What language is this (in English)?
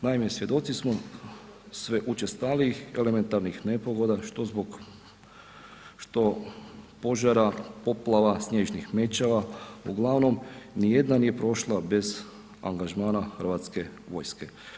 Croatian